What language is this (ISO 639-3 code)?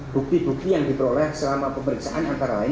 ind